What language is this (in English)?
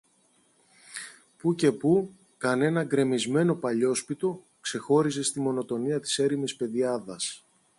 Greek